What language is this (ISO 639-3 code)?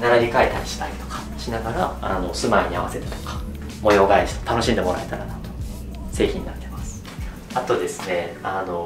jpn